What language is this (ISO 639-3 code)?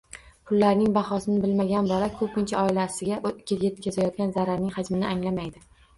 uzb